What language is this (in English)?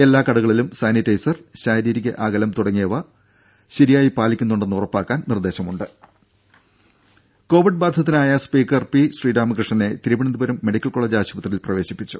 Malayalam